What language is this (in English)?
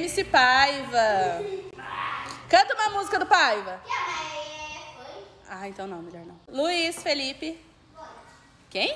Portuguese